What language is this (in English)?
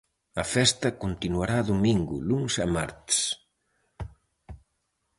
Galician